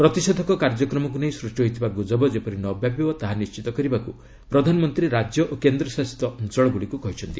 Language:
Odia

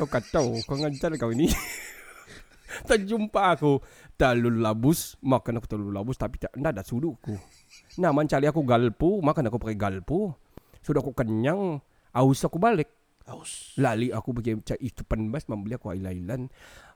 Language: Malay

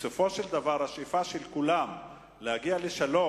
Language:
Hebrew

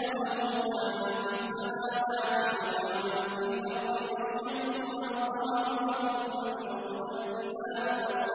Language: Arabic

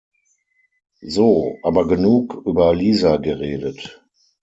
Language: German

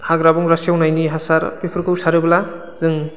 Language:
Bodo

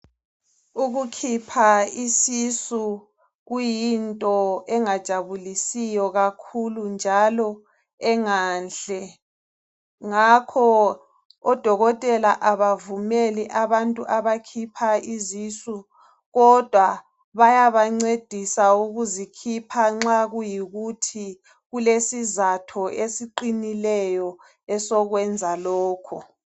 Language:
North Ndebele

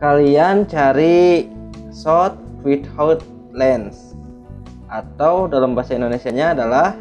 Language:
Indonesian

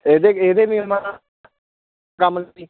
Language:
Punjabi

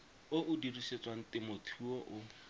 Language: Tswana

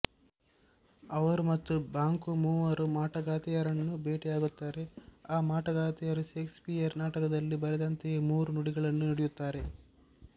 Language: Kannada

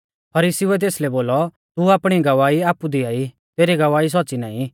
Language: Mahasu Pahari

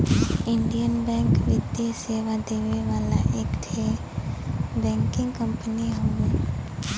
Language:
Bhojpuri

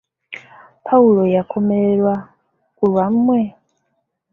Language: Ganda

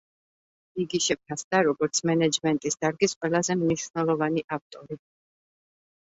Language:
Georgian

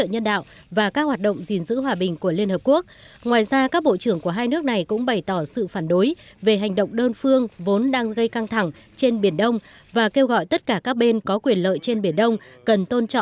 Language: Vietnamese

